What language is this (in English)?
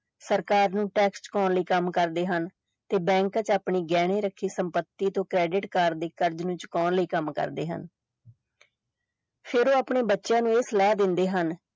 Punjabi